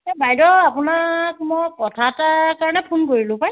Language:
Assamese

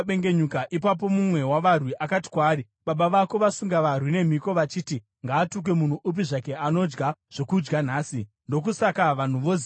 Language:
Shona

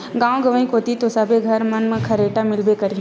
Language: Chhattisgarhi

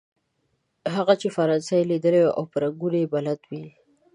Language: Pashto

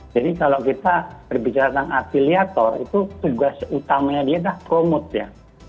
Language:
Indonesian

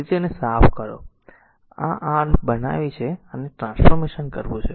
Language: Gujarati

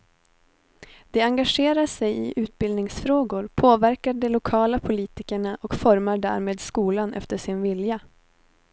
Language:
Swedish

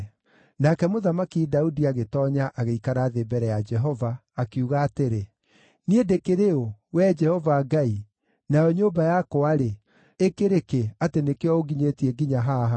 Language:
Kikuyu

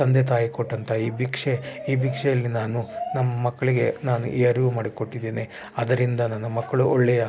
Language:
Kannada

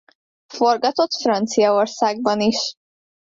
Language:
Hungarian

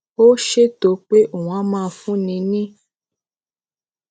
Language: Yoruba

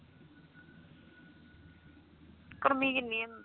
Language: Punjabi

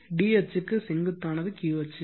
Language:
Tamil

